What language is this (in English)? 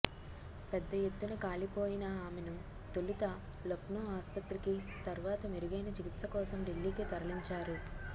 Telugu